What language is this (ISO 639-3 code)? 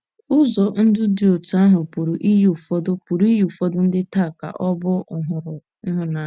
ibo